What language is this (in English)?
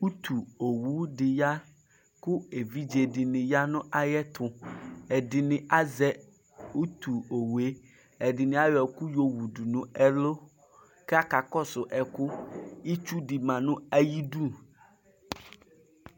Ikposo